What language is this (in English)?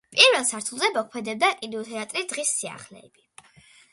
Georgian